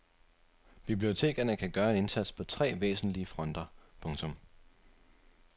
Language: Danish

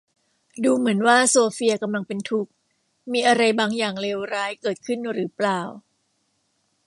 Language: Thai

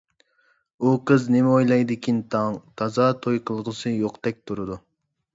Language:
Uyghur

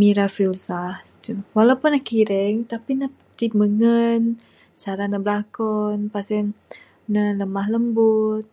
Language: Bukar-Sadung Bidayuh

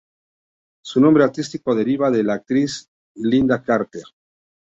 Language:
Spanish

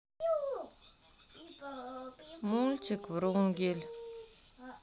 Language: Russian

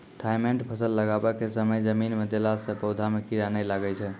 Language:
Maithili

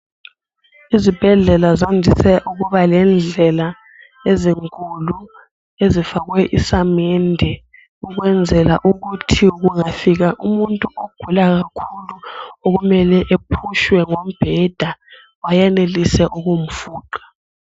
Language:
North Ndebele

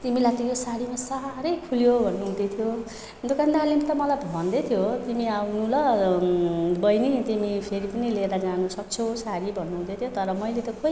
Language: Nepali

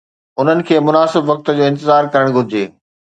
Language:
Sindhi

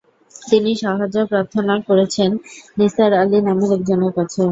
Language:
Bangla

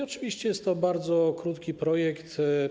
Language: Polish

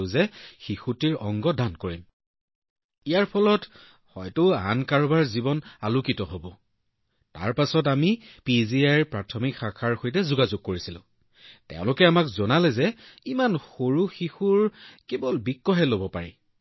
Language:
Assamese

